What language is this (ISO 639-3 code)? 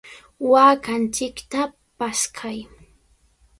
qvl